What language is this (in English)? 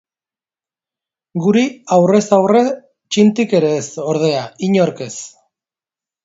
Basque